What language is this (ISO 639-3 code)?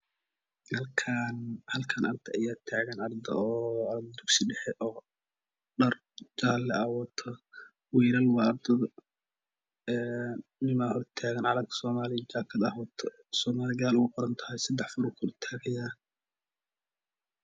som